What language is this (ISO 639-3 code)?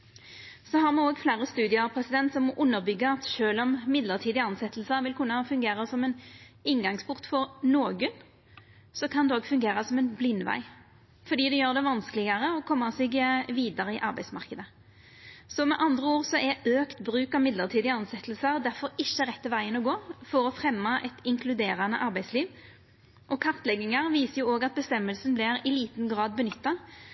nno